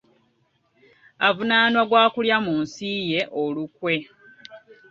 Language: Ganda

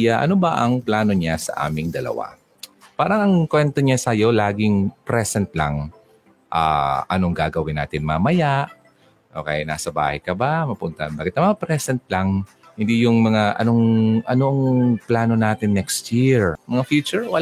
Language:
Filipino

